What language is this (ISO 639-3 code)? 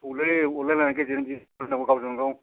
brx